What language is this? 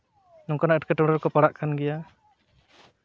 Santali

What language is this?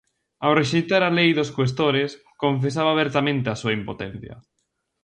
Galician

